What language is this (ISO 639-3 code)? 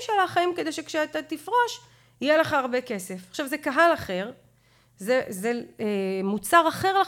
heb